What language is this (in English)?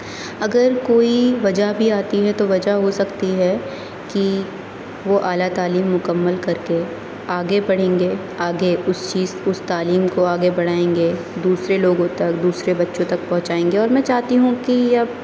Urdu